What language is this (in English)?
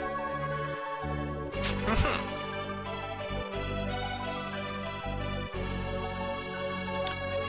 German